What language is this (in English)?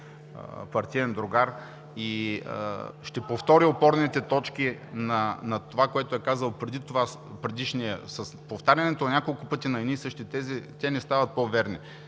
Bulgarian